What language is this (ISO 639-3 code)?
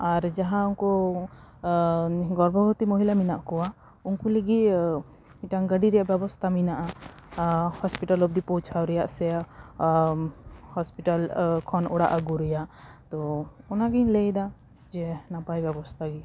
sat